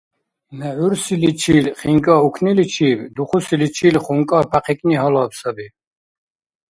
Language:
Dargwa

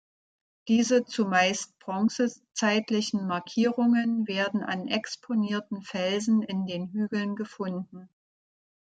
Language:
German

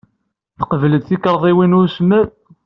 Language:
Kabyle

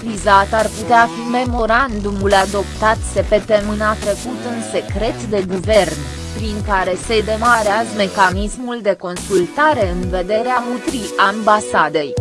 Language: Romanian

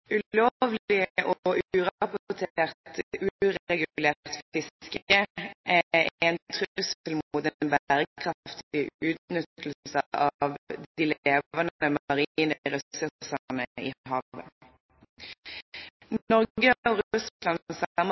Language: Norwegian Bokmål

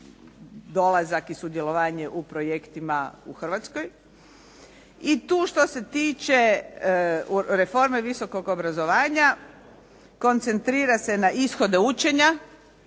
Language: Croatian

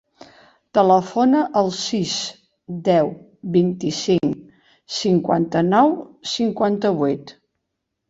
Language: Catalan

